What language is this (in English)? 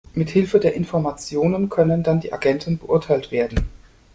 German